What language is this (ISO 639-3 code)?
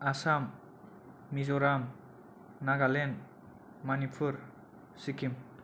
brx